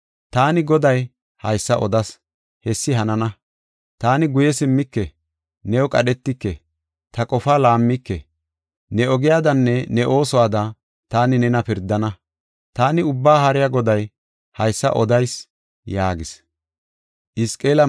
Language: Gofa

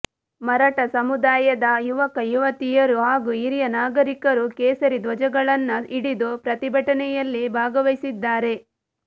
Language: Kannada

